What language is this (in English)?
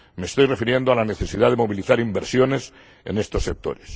Spanish